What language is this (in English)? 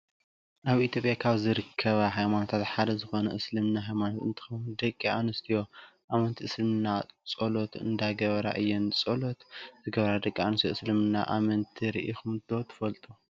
Tigrinya